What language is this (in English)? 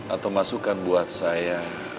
Indonesian